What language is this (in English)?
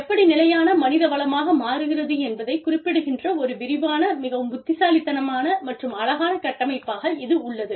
Tamil